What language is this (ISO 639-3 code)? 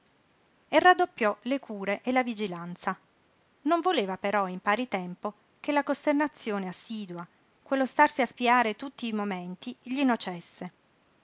ita